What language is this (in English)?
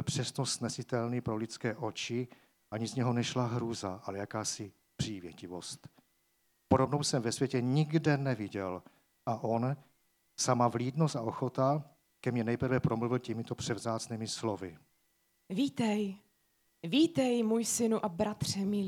Czech